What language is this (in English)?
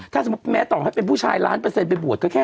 Thai